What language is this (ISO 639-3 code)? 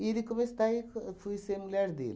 por